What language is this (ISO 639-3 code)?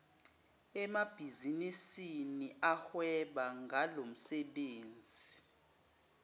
zul